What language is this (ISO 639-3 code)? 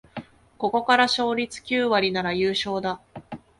jpn